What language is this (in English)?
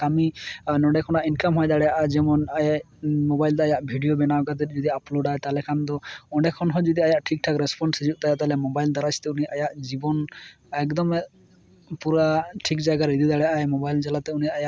Santali